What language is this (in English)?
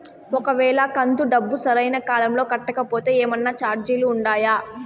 Telugu